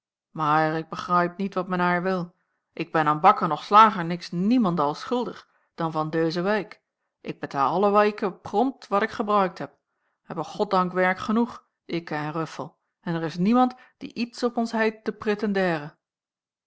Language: Dutch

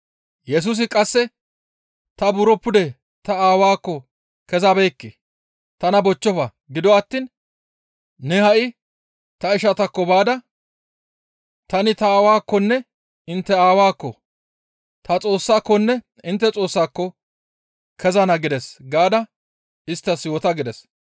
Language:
Gamo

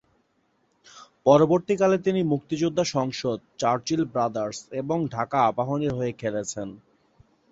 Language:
Bangla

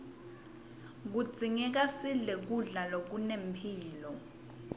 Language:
Swati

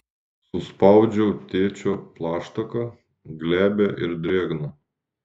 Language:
Lithuanian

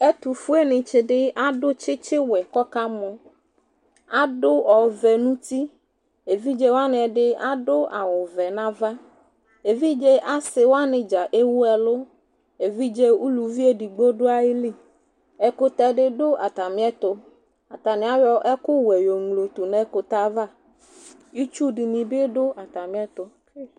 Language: Ikposo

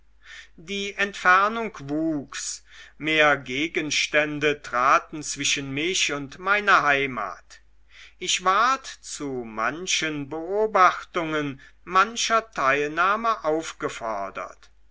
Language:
German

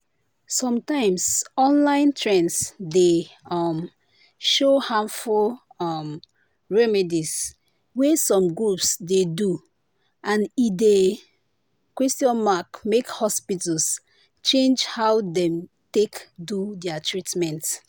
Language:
Nigerian Pidgin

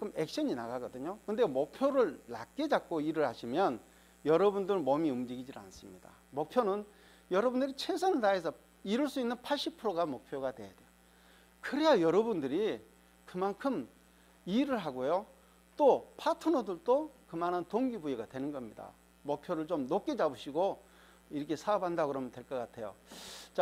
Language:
Korean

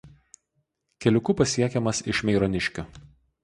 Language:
Lithuanian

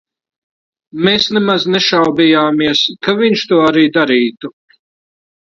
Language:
Latvian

